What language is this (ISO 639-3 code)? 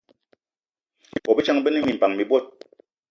eto